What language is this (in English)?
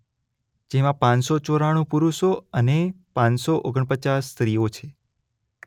Gujarati